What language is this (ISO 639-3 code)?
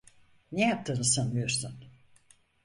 tur